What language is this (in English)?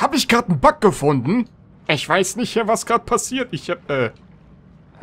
German